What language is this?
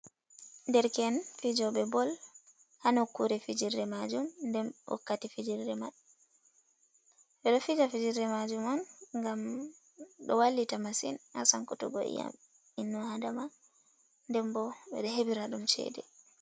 Fula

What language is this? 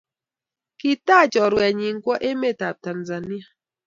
Kalenjin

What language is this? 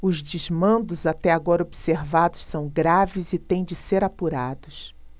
Portuguese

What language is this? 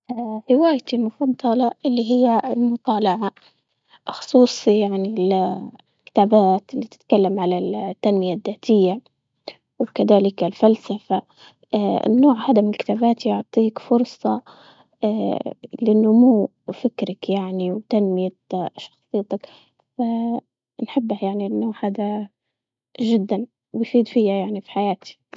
Libyan Arabic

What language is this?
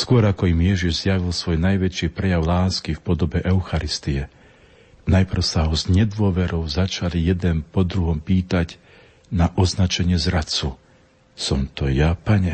Slovak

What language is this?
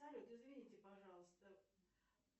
Russian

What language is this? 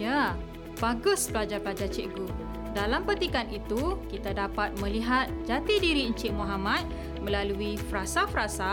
Malay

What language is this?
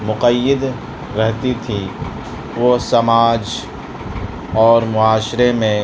Urdu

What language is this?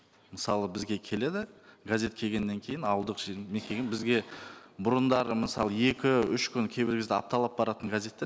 Kazakh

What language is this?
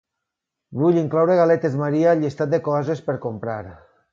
Catalan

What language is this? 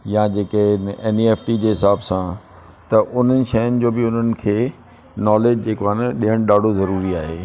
Sindhi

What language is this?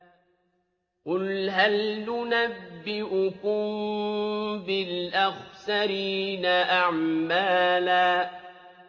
Arabic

